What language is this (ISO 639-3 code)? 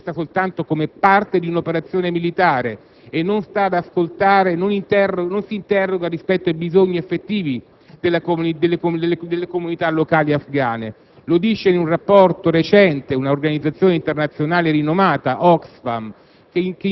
ita